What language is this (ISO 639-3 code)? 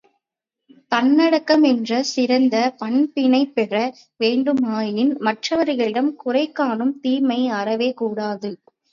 tam